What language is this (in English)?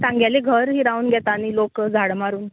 Konkani